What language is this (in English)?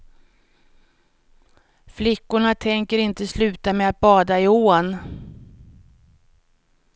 Swedish